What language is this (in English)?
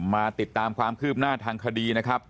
Thai